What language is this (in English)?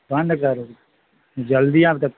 Urdu